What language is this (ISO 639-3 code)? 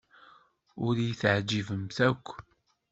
kab